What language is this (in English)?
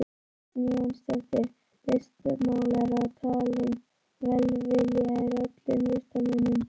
Icelandic